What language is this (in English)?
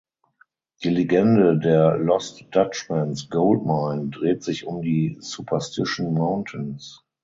German